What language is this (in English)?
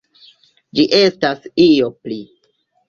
Esperanto